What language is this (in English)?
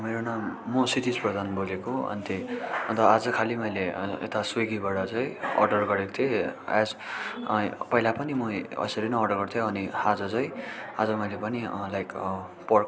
Nepali